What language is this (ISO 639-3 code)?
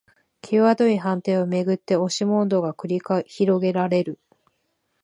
jpn